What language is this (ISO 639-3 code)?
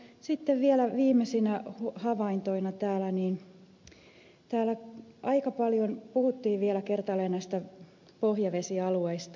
fin